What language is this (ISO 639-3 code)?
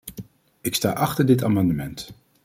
nld